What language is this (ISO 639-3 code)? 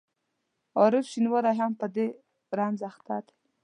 pus